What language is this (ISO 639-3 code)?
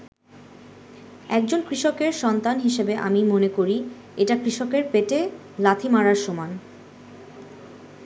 ben